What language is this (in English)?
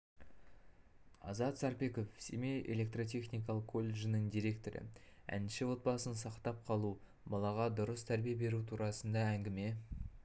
Kazakh